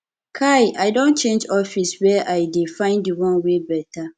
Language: Nigerian Pidgin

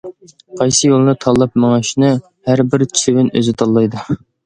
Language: Uyghur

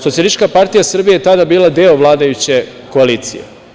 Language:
Serbian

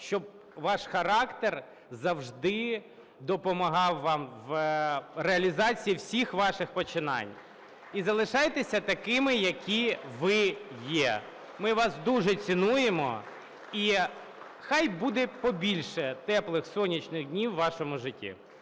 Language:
Ukrainian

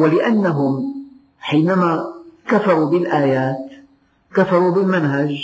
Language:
Arabic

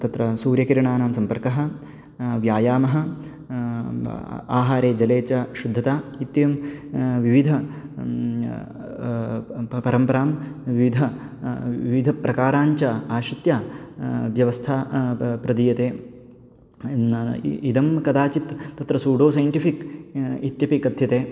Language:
Sanskrit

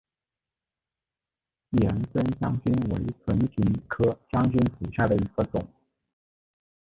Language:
Chinese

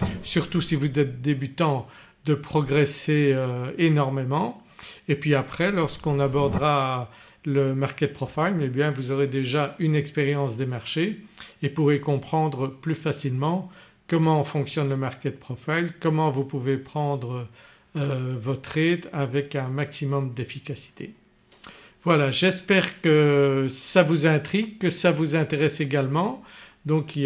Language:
French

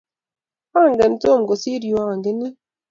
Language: Kalenjin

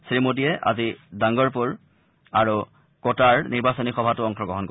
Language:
Assamese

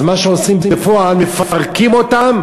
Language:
Hebrew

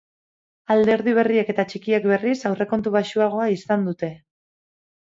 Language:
Basque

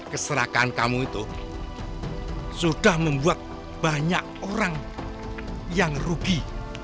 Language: Indonesian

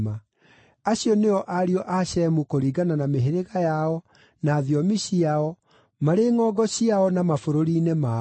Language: Kikuyu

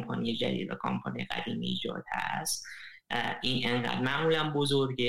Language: Persian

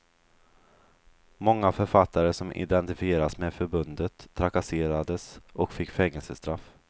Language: Swedish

